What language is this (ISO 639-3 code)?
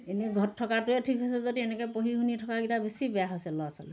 asm